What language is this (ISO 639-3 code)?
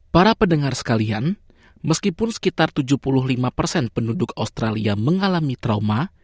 ind